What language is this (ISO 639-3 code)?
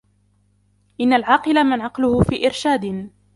ara